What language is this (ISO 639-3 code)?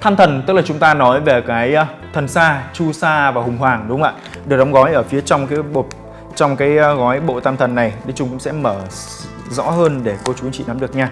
vie